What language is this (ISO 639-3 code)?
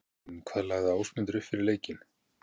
isl